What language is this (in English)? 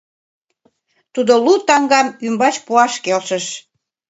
Mari